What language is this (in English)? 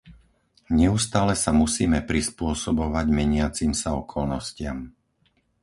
Slovak